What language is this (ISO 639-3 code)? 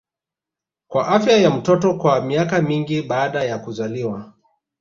swa